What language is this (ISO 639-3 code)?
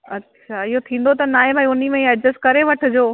snd